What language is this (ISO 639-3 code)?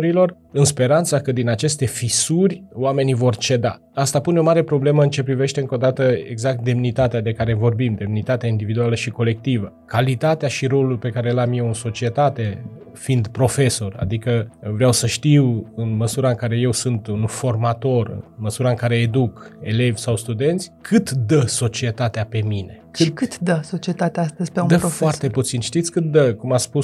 ron